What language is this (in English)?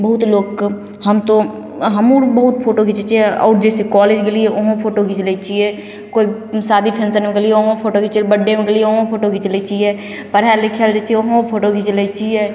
Maithili